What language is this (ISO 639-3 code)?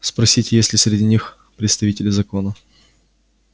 rus